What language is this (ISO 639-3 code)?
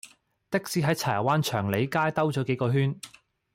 yue